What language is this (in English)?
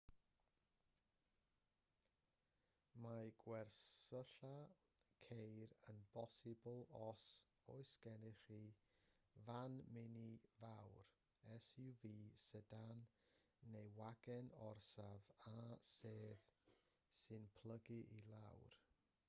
Welsh